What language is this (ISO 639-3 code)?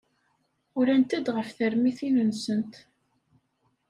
kab